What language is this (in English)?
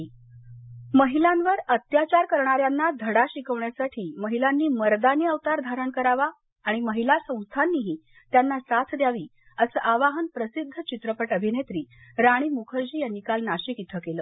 Marathi